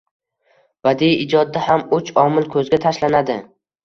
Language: Uzbek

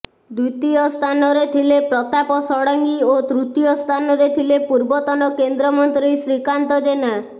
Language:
Odia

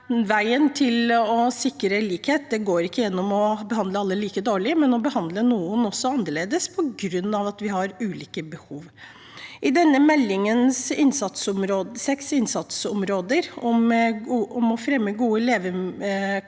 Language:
Norwegian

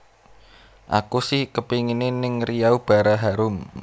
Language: Javanese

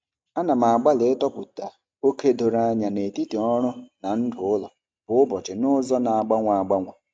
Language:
Igbo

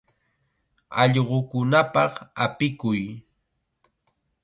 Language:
Chiquián Ancash Quechua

